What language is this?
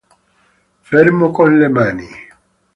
Italian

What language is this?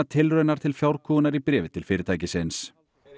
Icelandic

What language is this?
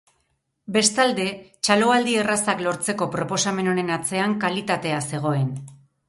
Basque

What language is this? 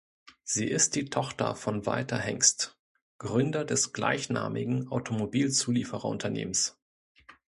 German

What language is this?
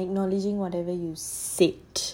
English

